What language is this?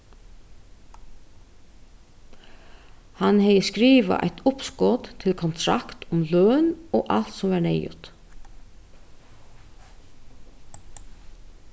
Faroese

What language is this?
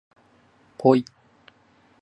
Japanese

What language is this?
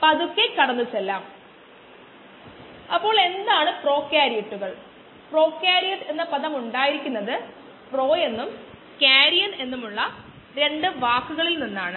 Malayalam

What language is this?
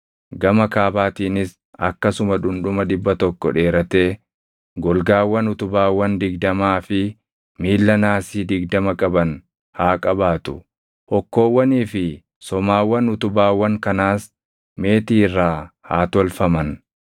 Oromo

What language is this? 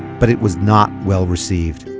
English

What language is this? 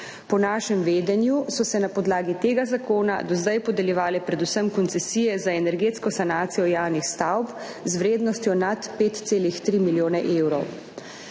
Slovenian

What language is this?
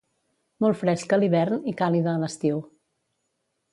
Catalan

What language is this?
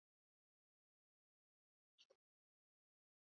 Swahili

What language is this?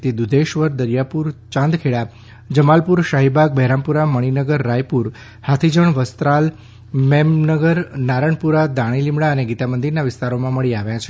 Gujarati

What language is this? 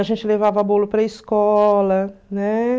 Portuguese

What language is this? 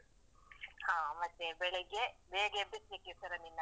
Kannada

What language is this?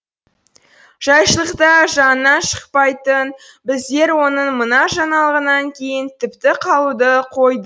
Kazakh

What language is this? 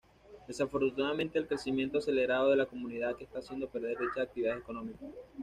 Spanish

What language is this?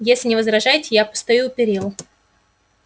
Russian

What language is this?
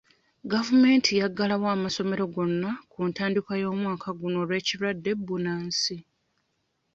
Ganda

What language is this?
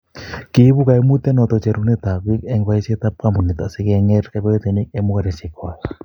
Kalenjin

